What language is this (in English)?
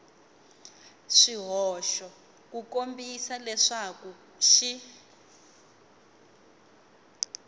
Tsonga